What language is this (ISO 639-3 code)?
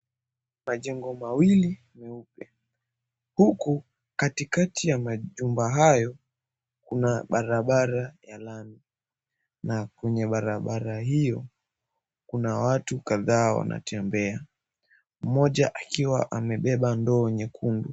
swa